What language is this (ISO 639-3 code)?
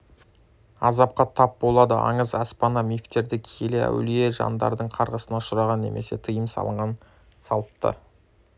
kaz